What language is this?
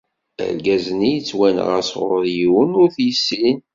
Kabyle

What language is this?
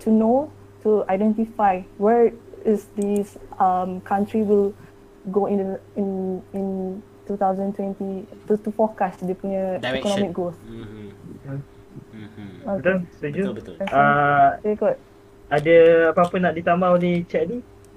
Malay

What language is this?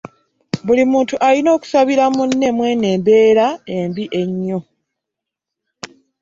Ganda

